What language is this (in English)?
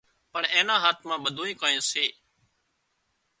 Wadiyara Koli